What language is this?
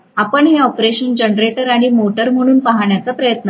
Marathi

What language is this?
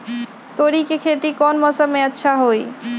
Magahi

